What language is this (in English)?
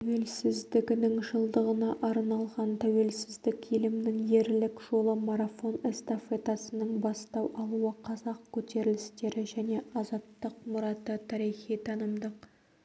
Kazakh